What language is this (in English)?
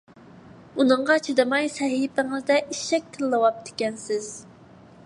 Uyghur